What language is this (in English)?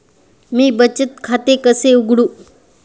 Marathi